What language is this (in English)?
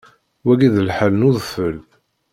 Kabyle